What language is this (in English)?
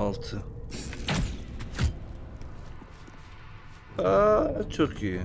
Turkish